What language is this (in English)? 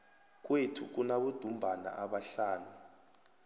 South Ndebele